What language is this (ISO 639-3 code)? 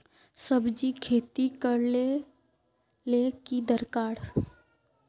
mag